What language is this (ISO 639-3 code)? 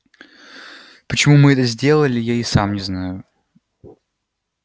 rus